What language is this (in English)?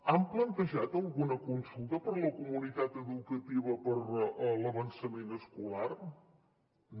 Catalan